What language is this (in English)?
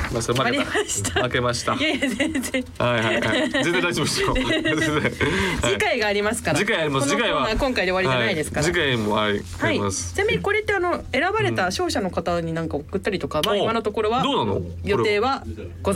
Japanese